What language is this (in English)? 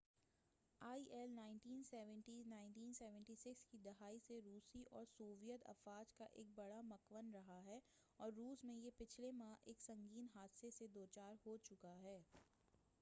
Urdu